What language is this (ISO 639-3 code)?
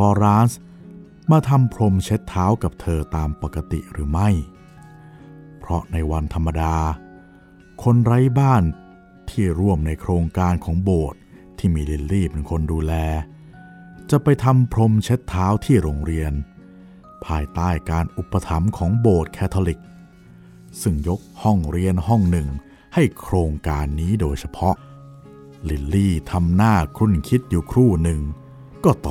tha